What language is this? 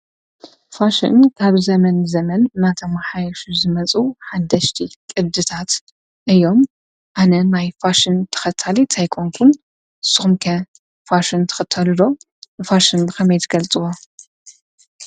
Tigrinya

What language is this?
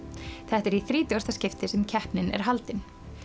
Icelandic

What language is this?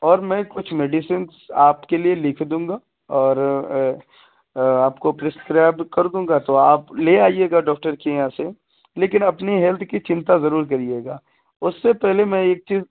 Urdu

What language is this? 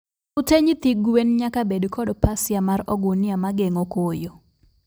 Luo (Kenya and Tanzania)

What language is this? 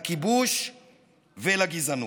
Hebrew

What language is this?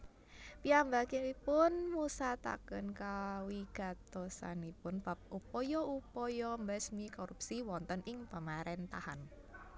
Javanese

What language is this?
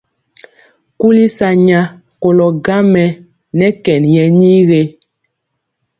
Mpiemo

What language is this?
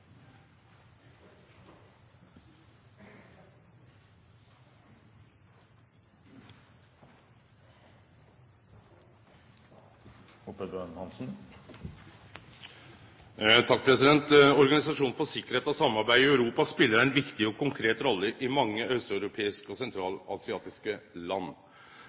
Norwegian Nynorsk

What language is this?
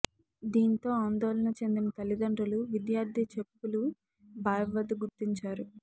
Telugu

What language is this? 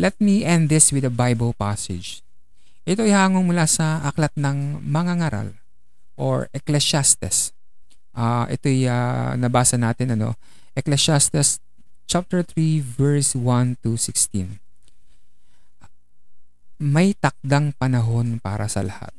Filipino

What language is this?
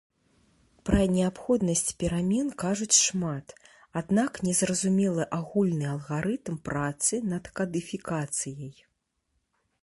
Belarusian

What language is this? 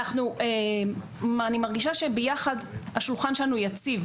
Hebrew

